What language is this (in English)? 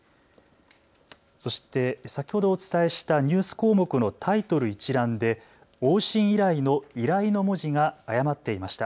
Japanese